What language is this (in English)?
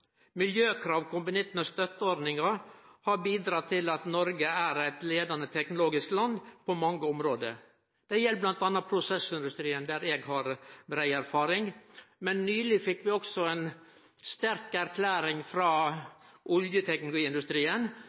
Norwegian Nynorsk